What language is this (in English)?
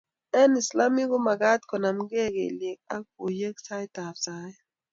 Kalenjin